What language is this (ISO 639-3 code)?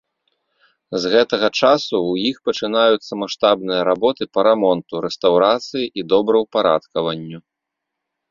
bel